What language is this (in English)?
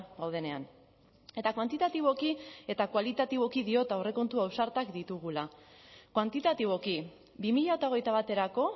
Basque